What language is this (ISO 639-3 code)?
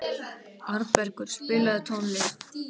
isl